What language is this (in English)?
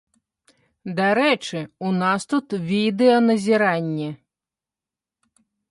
Belarusian